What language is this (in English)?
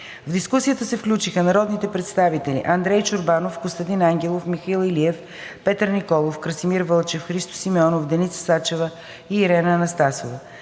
Bulgarian